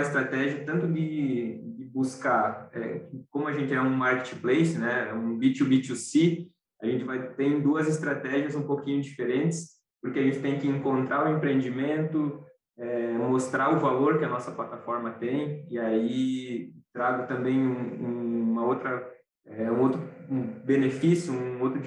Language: Portuguese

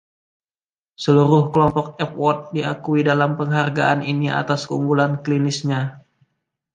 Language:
Indonesian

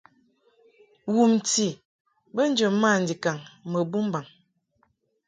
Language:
Mungaka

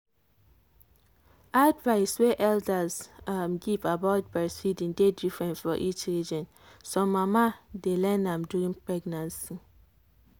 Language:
Nigerian Pidgin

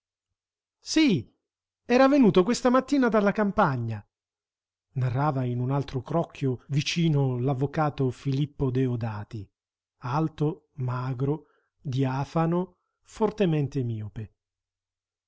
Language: Italian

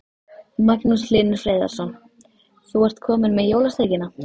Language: Icelandic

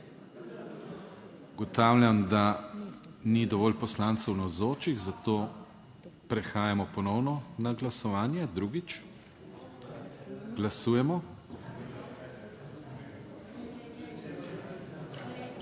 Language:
Slovenian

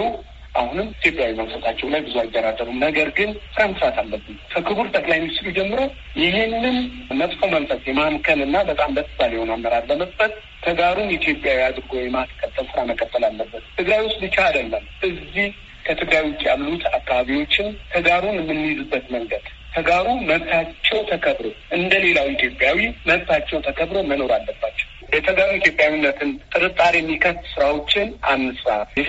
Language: Amharic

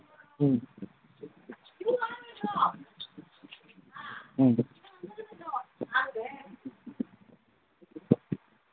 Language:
Manipuri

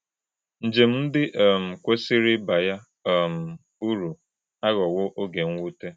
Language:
Igbo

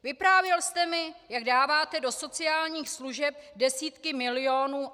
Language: Czech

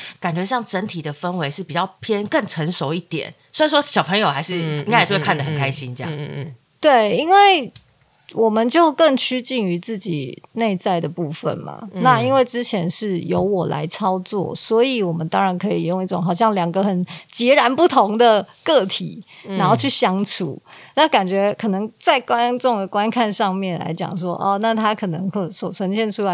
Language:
Chinese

